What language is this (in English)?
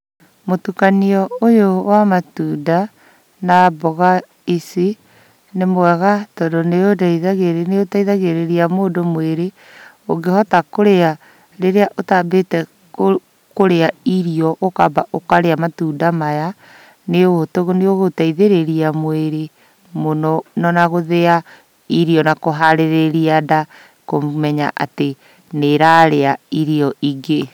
Kikuyu